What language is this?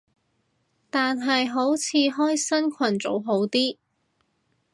Cantonese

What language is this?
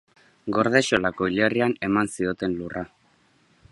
Basque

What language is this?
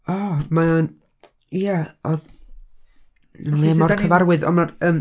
Welsh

